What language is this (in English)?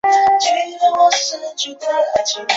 Chinese